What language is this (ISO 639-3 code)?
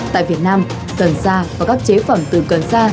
vie